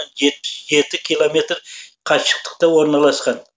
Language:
Kazakh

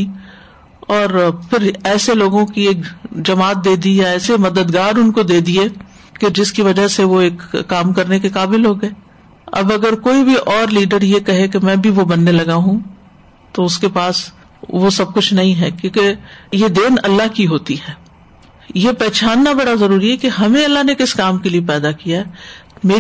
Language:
Urdu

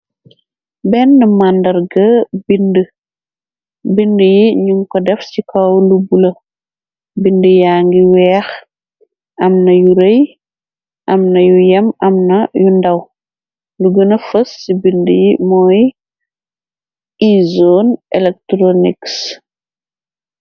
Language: Wolof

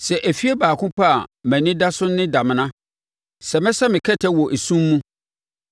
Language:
Akan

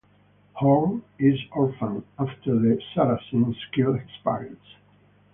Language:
English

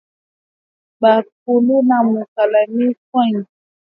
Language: Swahili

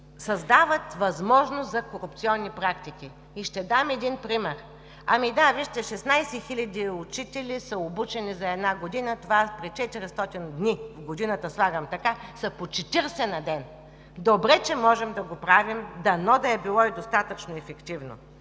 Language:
Bulgarian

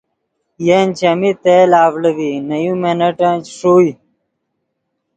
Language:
Yidgha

